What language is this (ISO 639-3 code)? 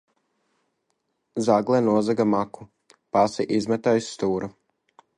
lav